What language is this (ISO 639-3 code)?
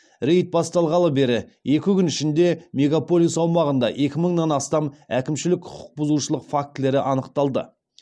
kaz